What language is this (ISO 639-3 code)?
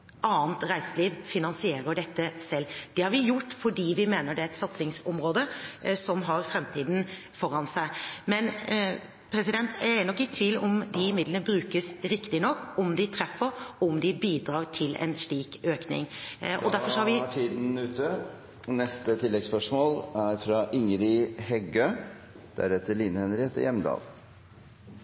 nob